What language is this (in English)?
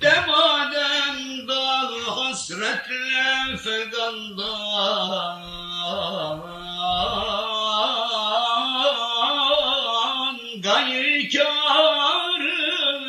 Turkish